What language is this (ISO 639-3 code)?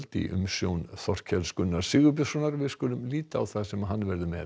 isl